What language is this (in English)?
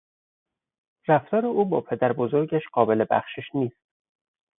Persian